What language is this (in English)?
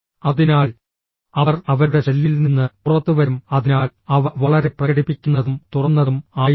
Malayalam